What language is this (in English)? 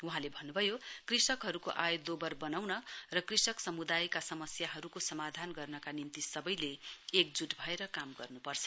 Nepali